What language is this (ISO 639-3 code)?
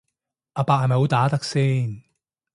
yue